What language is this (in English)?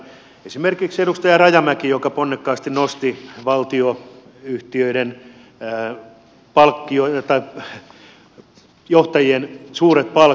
Finnish